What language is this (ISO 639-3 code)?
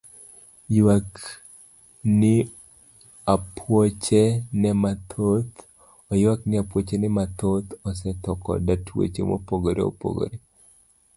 luo